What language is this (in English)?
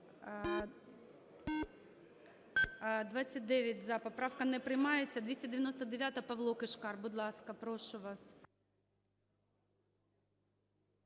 Ukrainian